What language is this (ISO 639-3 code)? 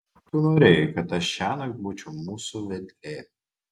lit